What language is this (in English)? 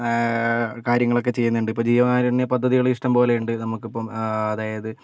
Malayalam